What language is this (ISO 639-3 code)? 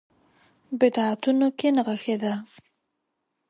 pus